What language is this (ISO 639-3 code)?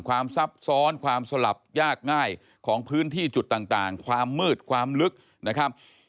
tha